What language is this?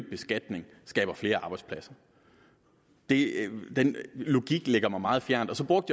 Danish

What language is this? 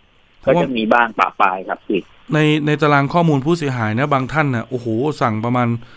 Thai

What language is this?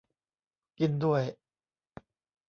Thai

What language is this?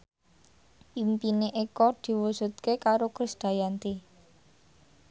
Javanese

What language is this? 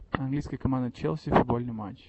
Russian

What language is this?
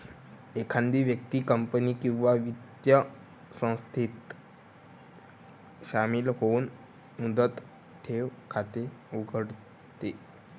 Marathi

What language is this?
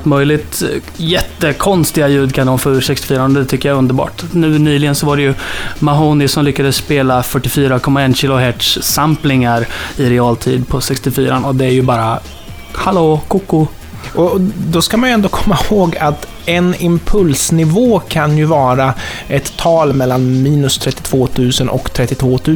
Swedish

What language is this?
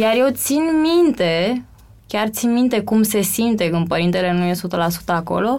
Romanian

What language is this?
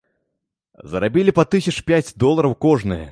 Belarusian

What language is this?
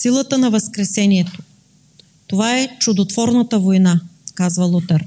Bulgarian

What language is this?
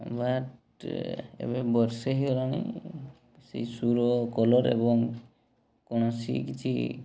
Odia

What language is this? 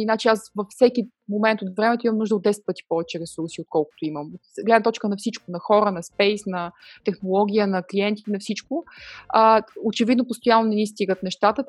Bulgarian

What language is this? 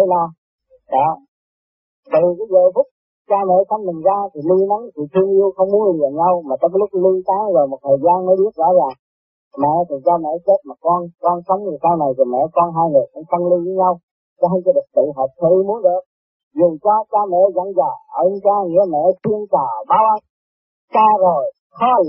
Vietnamese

